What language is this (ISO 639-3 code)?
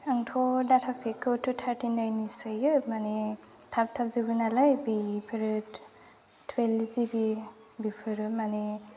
brx